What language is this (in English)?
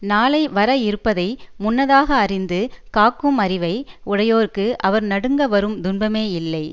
Tamil